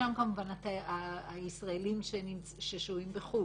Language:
Hebrew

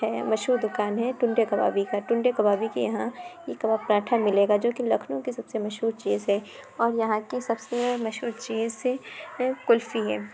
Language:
Urdu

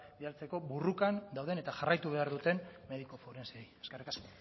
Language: Basque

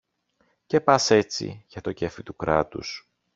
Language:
Greek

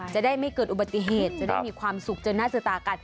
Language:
Thai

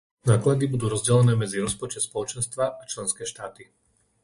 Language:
Slovak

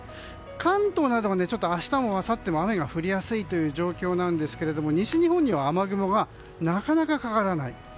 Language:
Japanese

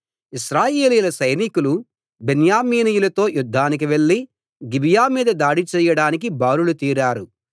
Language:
Telugu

